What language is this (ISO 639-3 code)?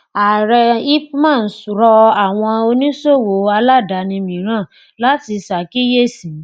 yor